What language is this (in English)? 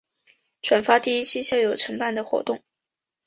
Chinese